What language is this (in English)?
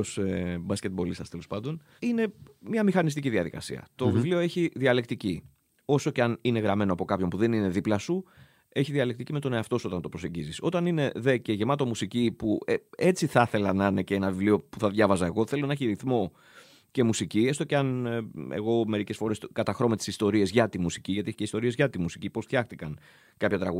Greek